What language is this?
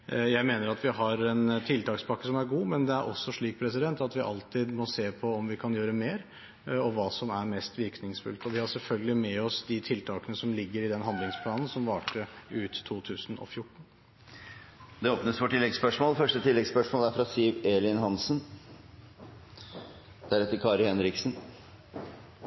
Norwegian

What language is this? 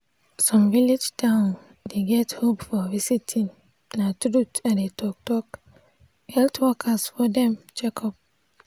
Nigerian Pidgin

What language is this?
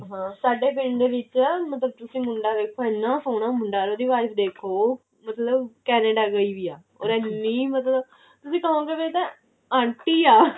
Punjabi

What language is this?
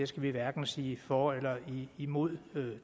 Danish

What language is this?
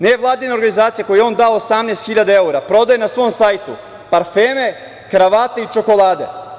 Serbian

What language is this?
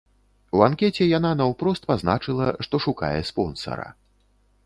Belarusian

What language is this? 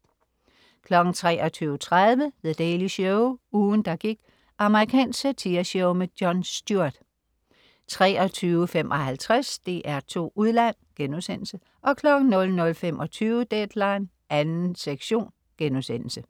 Danish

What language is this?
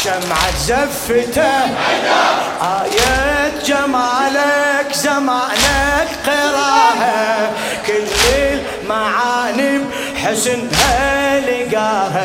Arabic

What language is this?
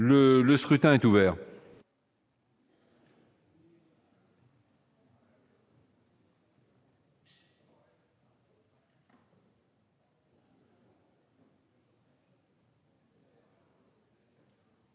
French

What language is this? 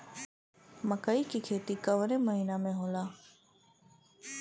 Bhojpuri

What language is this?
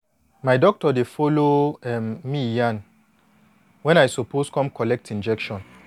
Nigerian Pidgin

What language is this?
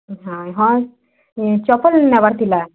Odia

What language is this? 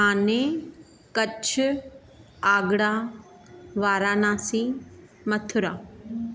Sindhi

